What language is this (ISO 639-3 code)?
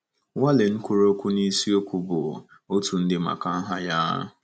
ibo